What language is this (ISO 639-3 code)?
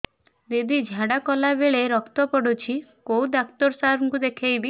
ori